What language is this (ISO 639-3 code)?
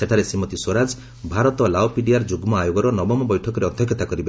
ori